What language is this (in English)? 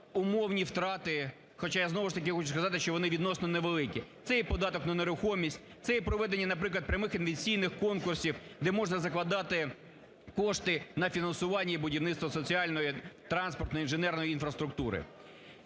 Ukrainian